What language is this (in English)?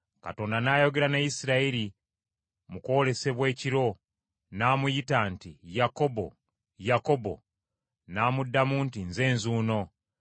Ganda